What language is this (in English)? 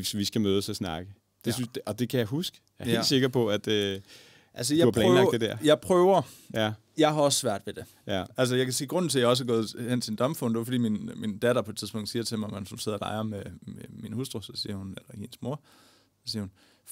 Danish